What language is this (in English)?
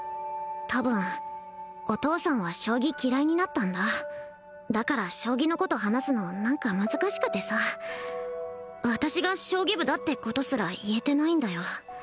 Japanese